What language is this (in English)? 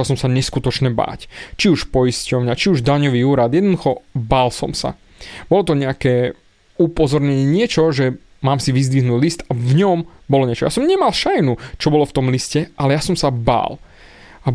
Slovak